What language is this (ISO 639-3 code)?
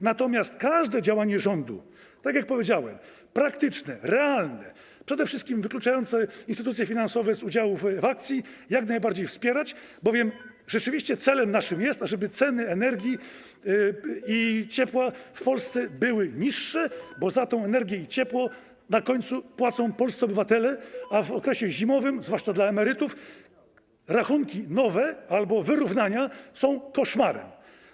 pol